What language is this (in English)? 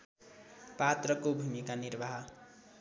Nepali